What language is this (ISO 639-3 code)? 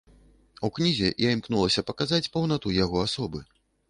bel